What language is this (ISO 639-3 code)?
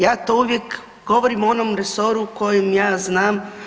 hrv